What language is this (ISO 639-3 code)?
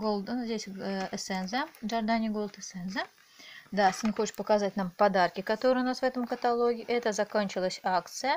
rus